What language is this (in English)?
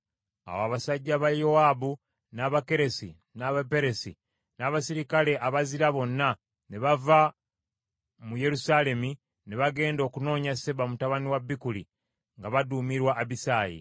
Ganda